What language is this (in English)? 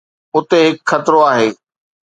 Sindhi